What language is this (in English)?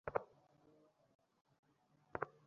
Bangla